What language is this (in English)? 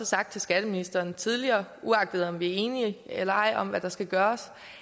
Danish